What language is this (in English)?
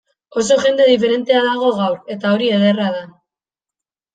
Basque